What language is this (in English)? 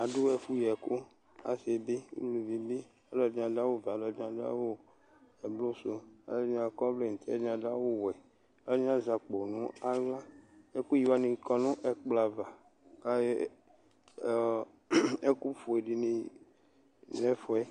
Ikposo